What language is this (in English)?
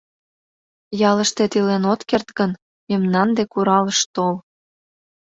Mari